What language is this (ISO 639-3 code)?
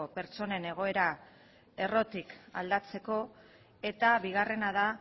eus